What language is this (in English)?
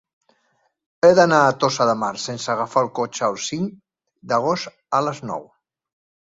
Catalan